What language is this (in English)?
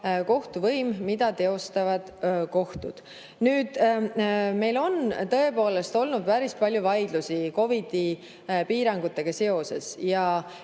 Estonian